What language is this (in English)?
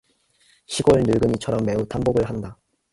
Korean